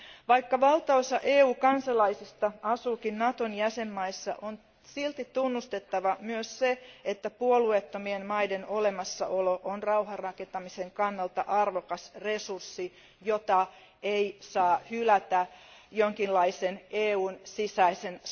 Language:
Finnish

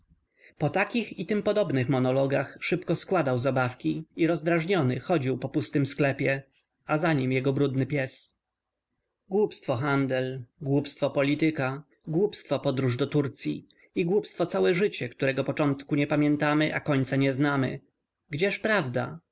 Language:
Polish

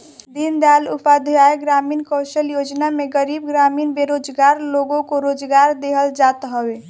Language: Bhojpuri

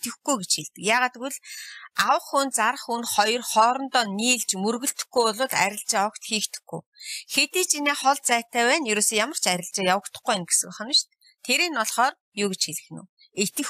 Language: Turkish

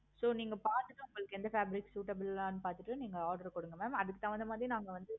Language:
Tamil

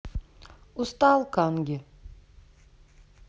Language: Russian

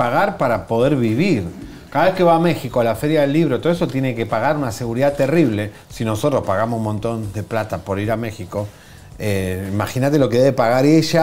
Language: Spanish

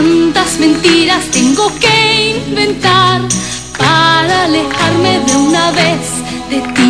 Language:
Spanish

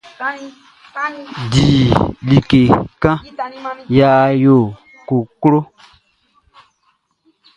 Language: Baoulé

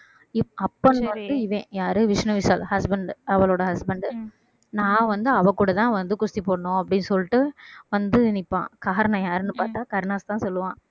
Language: Tamil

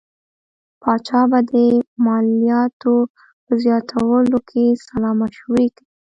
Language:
Pashto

